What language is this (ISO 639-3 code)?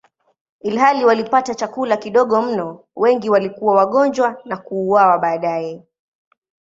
swa